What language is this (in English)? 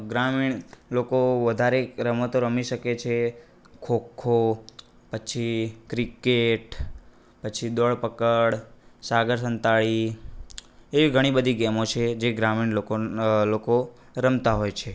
Gujarati